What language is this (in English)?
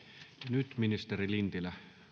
Finnish